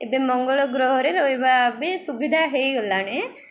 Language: Odia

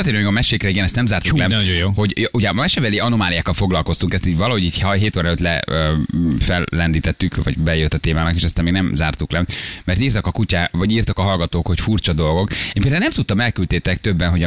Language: Hungarian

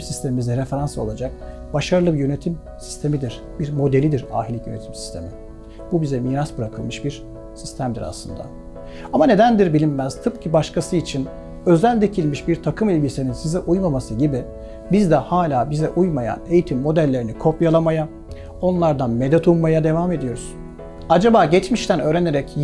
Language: Turkish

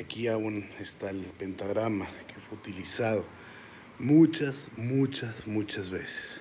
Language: Spanish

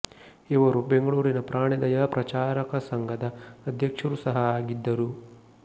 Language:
Kannada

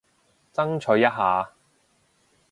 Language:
Cantonese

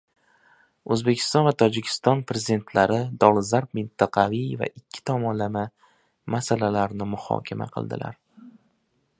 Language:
Uzbek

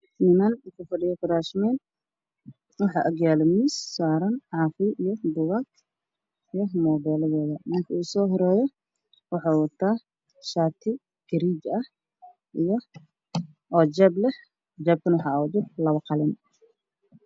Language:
Somali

